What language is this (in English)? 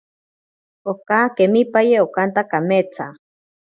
Ashéninka Perené